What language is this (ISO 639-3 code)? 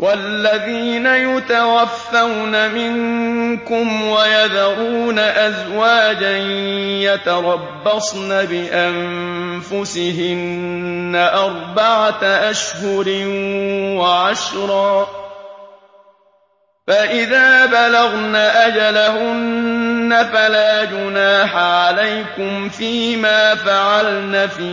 ara